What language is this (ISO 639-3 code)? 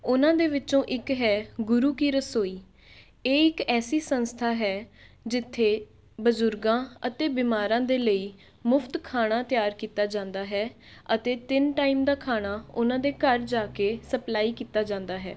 pan